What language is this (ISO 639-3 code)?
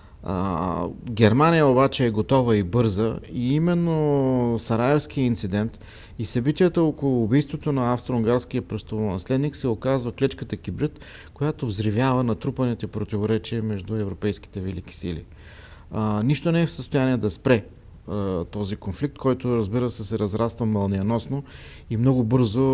bul